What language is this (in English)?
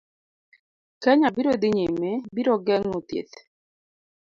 Luo (Kenya and Tanzania)